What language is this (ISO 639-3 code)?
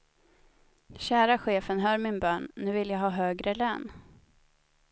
swe